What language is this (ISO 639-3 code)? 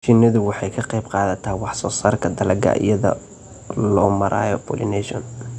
som